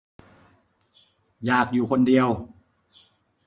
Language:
Thai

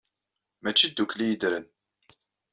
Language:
Kabyle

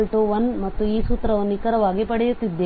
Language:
Kannada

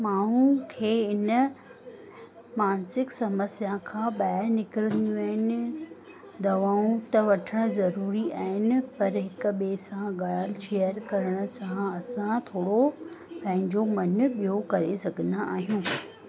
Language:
Sindhi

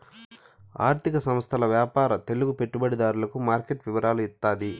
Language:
Telugu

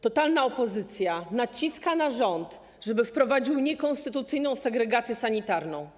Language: Polish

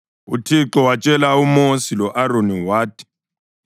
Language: North Ndebele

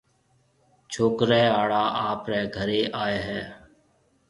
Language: Marwari (Pakistan)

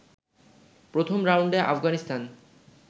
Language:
Bangla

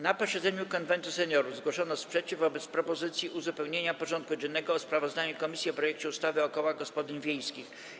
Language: Polish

